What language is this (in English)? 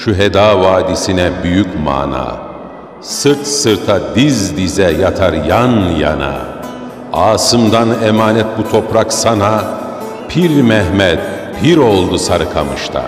Turkish